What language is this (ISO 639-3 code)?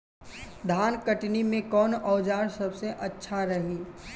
bho